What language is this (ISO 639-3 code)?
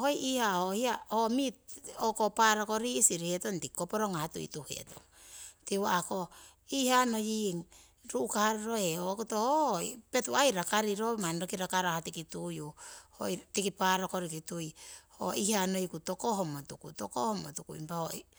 siw